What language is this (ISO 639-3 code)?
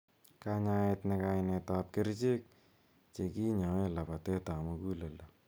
kln